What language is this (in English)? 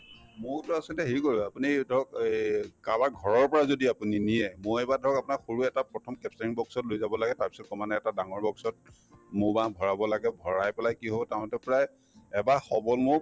Assamese